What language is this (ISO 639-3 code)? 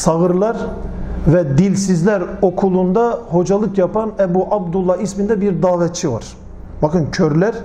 tur